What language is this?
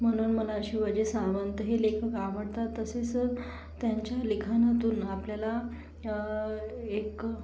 Marathi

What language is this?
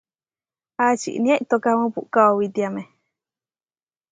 Huarijio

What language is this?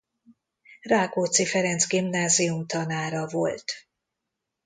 Hungarian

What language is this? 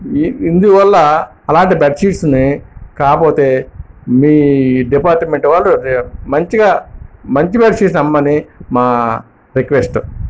Telugu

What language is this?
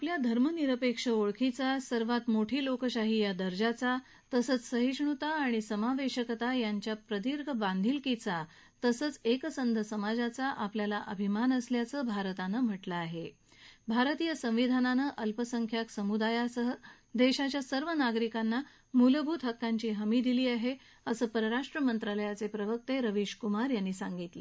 Marathi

